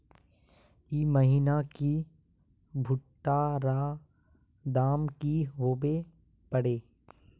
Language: Magahi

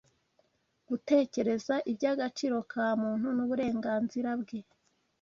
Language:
Kinyarwanda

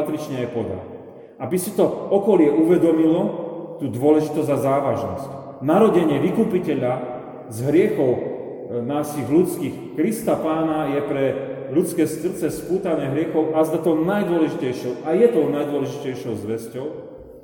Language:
Slovak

